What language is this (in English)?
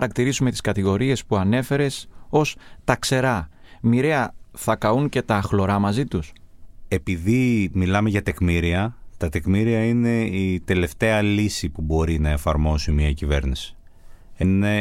Greek